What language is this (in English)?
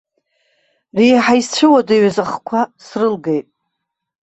Abkhazian